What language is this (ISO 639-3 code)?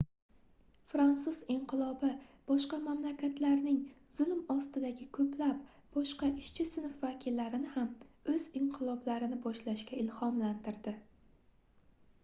uzb